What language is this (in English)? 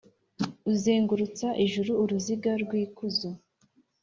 Kinyarwanda